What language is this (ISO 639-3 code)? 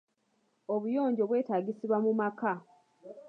lug